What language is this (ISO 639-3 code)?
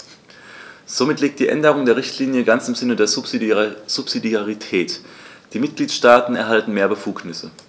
deu